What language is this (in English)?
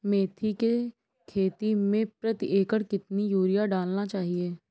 Hindi